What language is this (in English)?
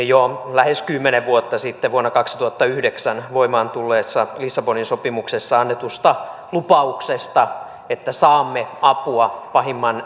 Finnish